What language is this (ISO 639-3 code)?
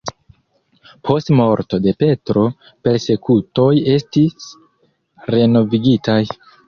epo